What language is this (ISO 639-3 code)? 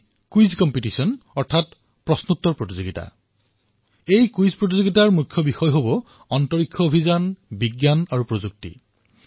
asm